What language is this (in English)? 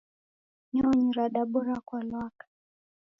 Taita